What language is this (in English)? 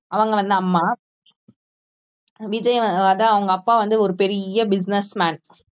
Tamil